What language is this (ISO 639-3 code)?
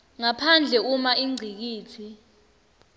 ssw